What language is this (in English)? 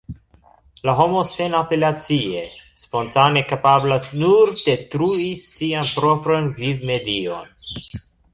Esperanto